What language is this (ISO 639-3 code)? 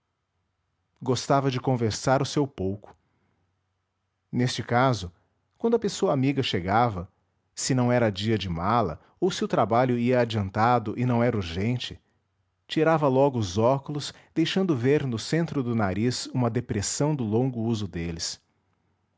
por